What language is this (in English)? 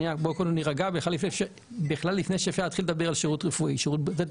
Hebrew